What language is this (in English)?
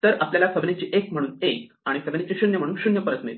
Marathi